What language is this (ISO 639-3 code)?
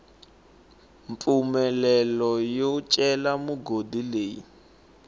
tso